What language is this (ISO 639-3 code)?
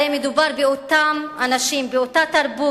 heb